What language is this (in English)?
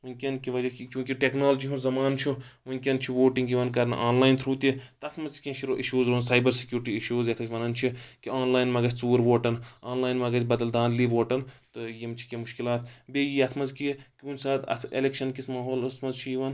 Kashmiri